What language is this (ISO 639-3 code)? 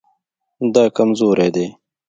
pus